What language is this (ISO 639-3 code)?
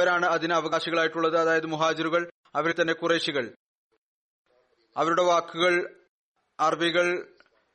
mal